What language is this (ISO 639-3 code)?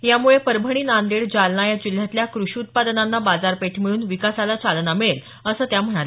mar